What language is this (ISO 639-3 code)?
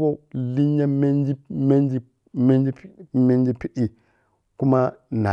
piy